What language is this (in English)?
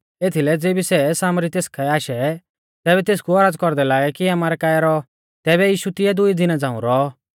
Mahasu Pahari